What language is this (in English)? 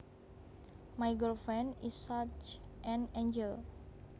Javanese